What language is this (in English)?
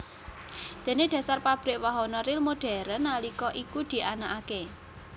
Javanese